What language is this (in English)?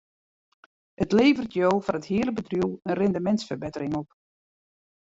Western Frisian